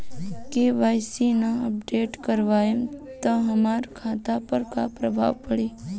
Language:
Bhojpuri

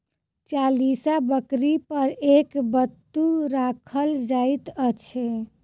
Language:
Maithili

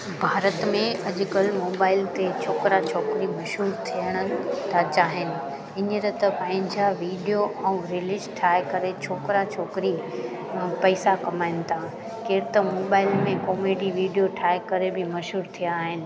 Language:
Sindhi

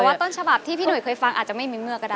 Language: Thai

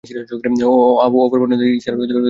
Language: Bangla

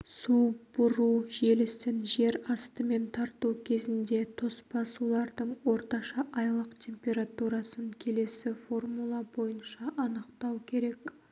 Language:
Kazakh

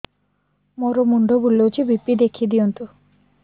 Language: Odia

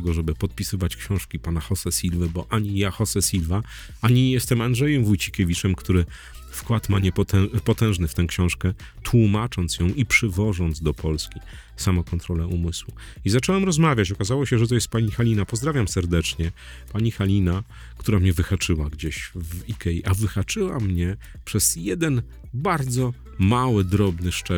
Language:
Polish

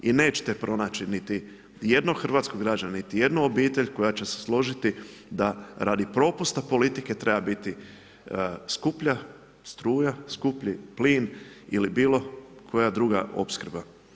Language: Croatian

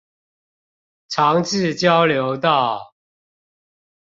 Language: Chinese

